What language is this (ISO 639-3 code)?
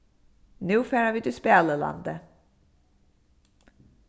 fao